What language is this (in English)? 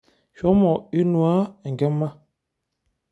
Masai